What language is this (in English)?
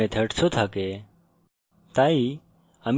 Bangla